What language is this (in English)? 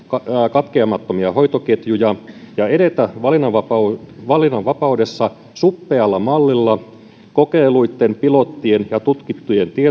Finnish